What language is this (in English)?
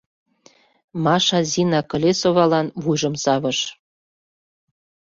Mari